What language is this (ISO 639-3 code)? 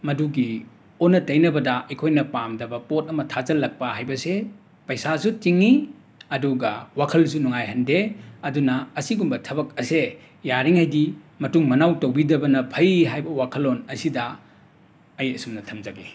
mni